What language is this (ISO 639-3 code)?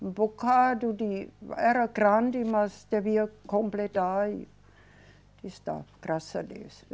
por